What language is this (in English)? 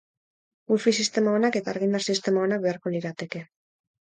Basque